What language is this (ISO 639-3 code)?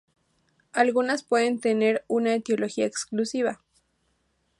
spa